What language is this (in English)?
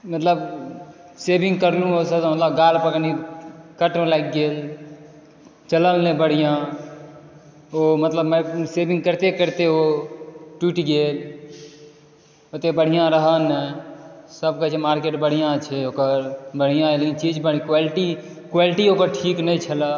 Maithili